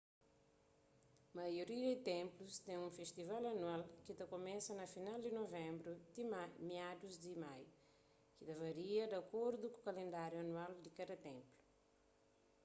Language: Kabuverdianu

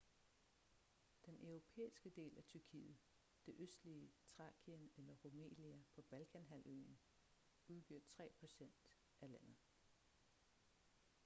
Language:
Danish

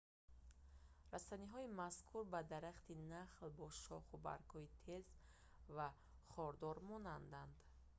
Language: Tajik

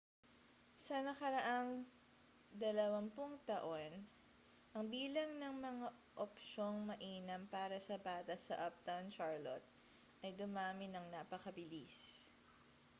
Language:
Filipino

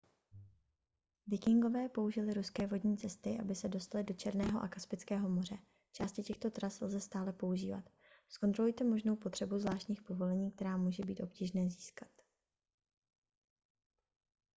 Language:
Czech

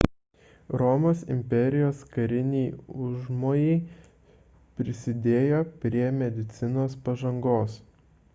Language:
Lithuanian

